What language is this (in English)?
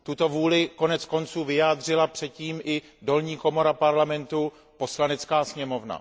Czech